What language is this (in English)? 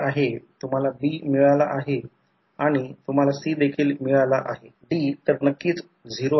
Marathi